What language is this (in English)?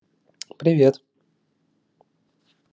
Russian